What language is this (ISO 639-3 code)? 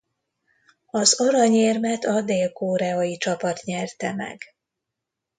hun